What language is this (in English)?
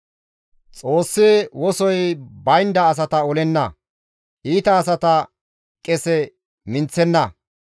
Gamo